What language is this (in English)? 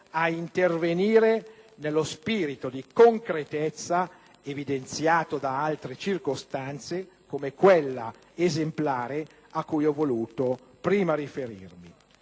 Italian